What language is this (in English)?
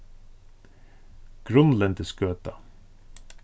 Faroese